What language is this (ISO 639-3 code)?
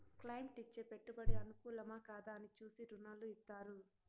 tel